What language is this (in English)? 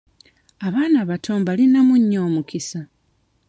Ganda